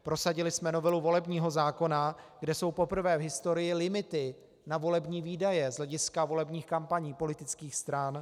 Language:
Czech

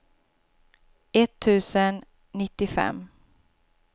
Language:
Swedish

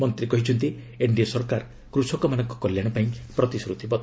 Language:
Odia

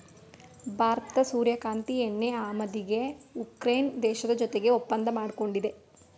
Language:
Kannada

